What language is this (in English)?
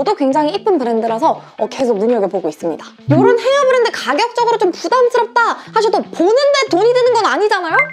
Korean